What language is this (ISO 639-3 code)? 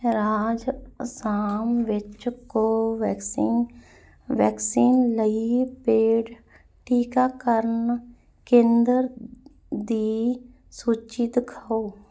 pan